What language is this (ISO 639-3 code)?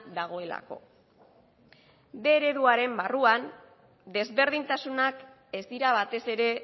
eus